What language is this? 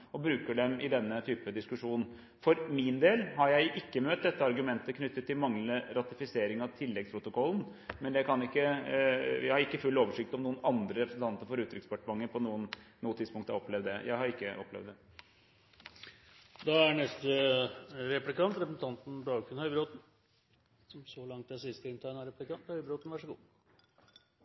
Norwegian Bokmål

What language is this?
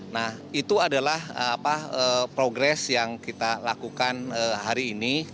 Indonesian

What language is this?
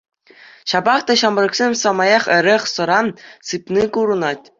Chuvash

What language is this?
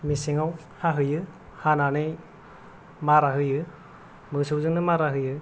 Bodo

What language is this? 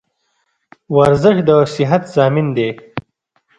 Pashto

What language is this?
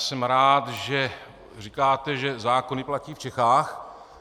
Czech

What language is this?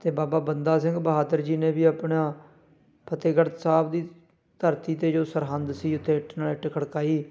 Punjabi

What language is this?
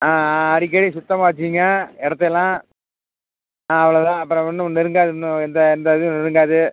Tamil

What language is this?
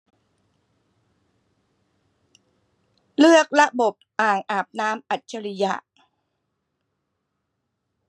Thai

